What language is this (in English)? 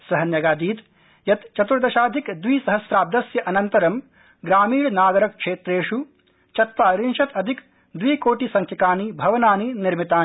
Sanskrit